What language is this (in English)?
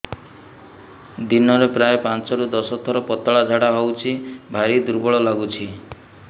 Odia